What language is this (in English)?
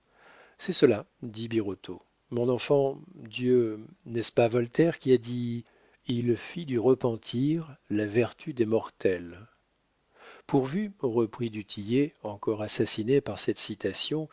French